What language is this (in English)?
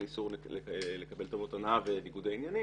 Hebrew